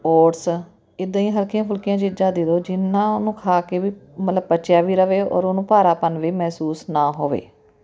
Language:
Punjabi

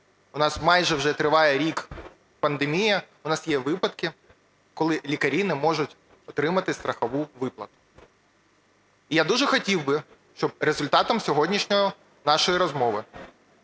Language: Ukrainian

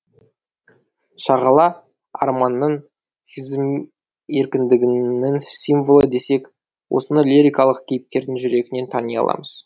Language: Kazakh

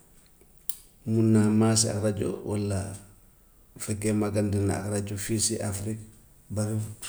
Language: Gambian Wolof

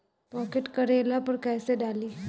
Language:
Bhojpuri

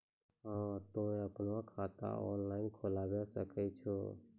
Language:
Maithili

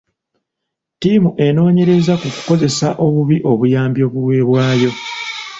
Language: Ganda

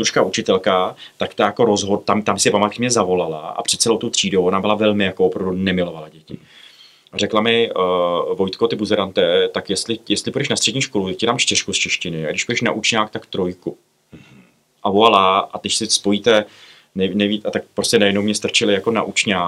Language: Czech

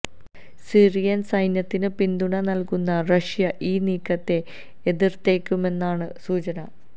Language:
Malayalam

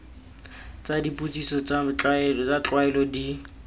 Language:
Tswana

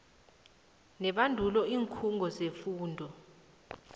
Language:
South Ndebele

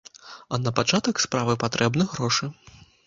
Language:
Belarusian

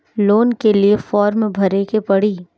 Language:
Bhojpuri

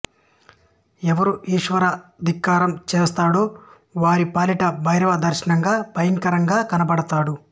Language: Telugu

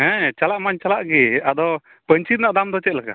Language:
Santali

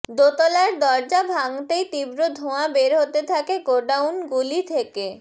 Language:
Bangla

